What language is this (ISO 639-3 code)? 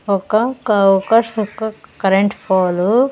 tel